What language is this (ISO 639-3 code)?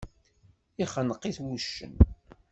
kab